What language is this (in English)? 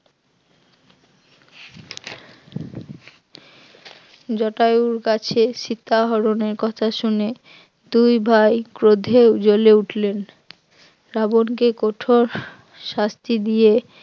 Bangla